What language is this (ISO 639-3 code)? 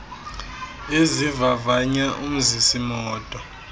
xho